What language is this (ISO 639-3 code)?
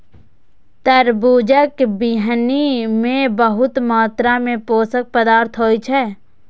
mai